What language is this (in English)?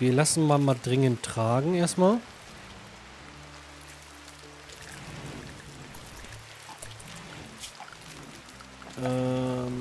German